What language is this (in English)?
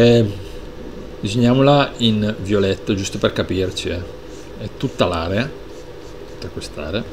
Italian